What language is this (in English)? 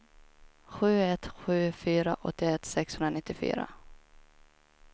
Swedish